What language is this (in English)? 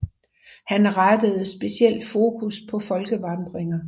Danish